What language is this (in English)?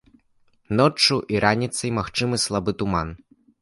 Belarusian